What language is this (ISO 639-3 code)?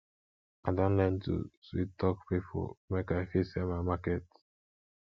pcm